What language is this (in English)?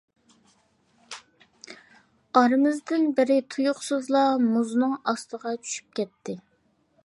Uyghur